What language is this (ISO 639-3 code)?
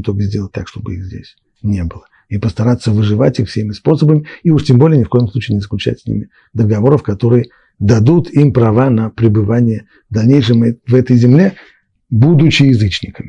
rus